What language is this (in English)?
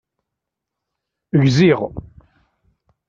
Kabyle